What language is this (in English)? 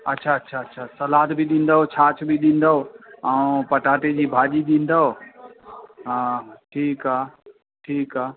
Sindhi